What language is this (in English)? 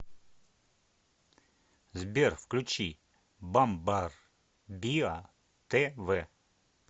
Russian